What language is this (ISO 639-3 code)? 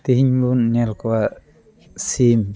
sat